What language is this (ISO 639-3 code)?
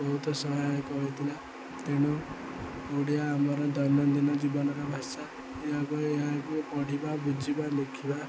ori